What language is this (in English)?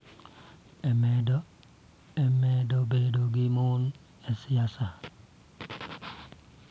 Luo (Kenya and Tanzania)